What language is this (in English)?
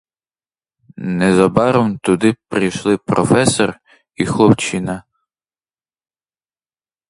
Ukrainian